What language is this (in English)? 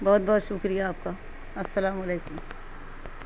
Urdu